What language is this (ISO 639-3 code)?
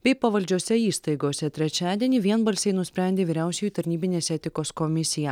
lit